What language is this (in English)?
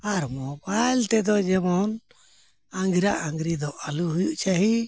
Santali